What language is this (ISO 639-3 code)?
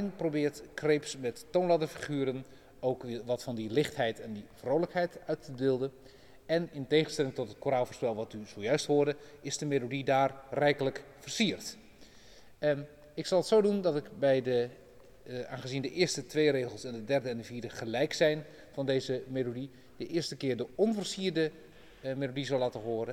nld